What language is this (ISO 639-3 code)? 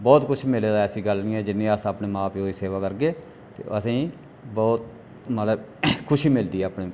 doi